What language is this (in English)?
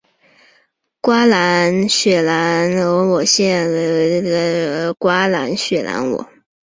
Chinese